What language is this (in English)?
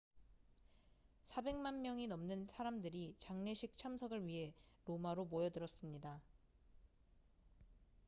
Korean